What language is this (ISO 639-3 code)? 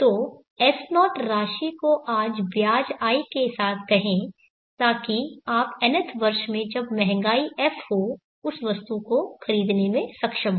hin